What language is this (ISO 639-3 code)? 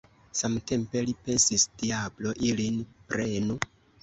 epo